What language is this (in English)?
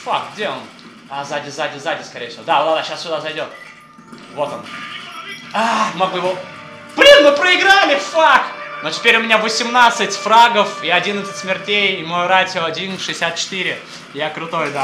Russian